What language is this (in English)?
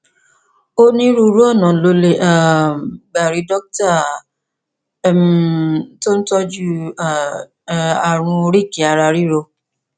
Yoruba